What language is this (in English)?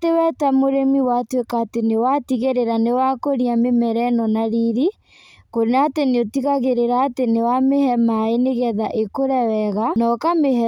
Kikuyu